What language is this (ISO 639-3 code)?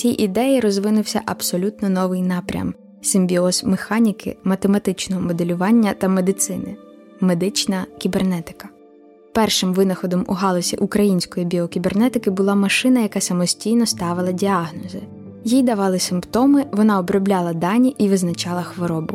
ukr